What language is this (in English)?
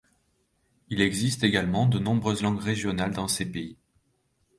French